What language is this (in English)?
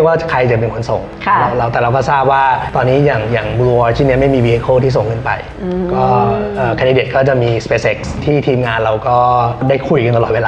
Thai